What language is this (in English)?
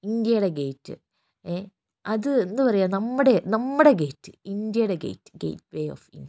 Malayalam